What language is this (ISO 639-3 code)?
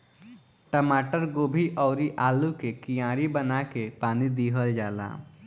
bho